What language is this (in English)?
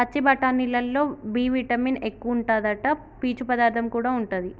Telugu